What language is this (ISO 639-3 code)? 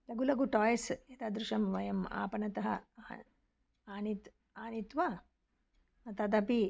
san